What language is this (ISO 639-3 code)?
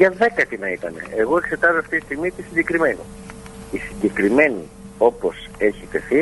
ell